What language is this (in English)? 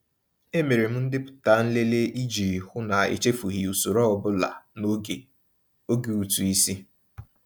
Igbo